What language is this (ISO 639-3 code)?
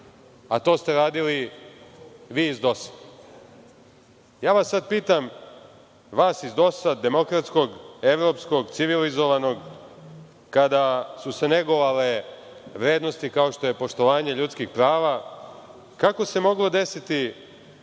srp